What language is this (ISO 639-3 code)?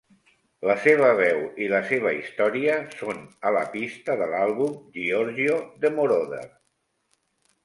cat